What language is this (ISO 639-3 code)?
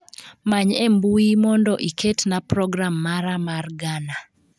luo